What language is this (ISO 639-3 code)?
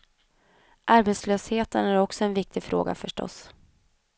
swe